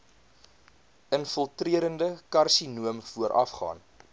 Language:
Afrikaans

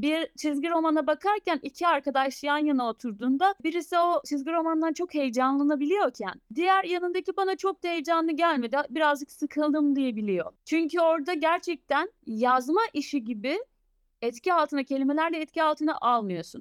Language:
Turkish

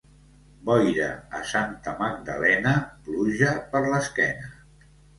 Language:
Catalan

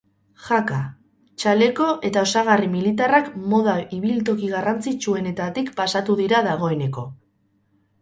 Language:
Basque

